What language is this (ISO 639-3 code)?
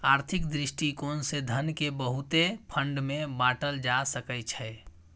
mai